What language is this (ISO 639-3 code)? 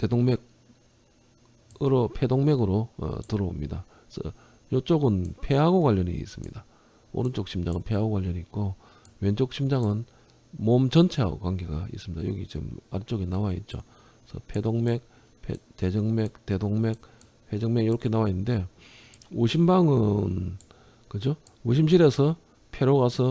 kor